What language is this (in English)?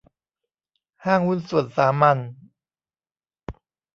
Thai